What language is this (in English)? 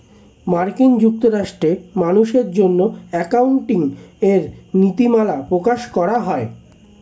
Bangla